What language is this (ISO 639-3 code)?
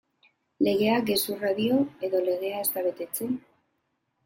eus